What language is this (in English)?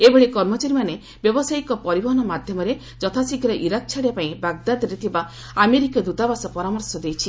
Odia